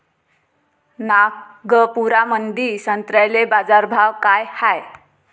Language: Marathi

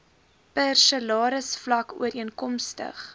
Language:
Afrikaans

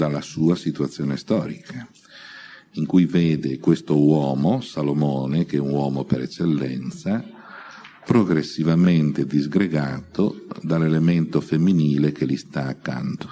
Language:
Italian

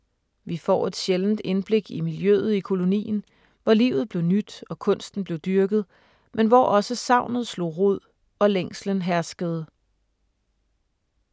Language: Danish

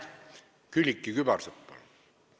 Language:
Estonian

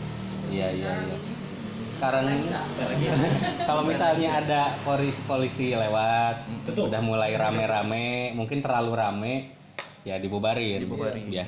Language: Indonesian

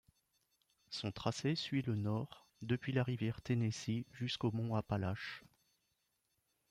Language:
French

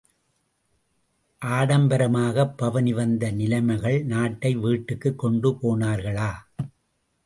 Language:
Tamil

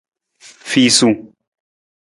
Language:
Nawdm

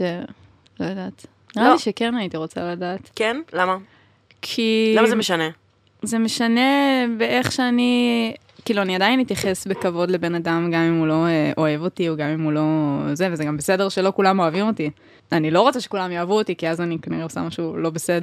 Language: Hebrew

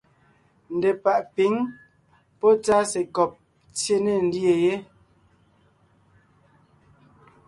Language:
Ngiemboon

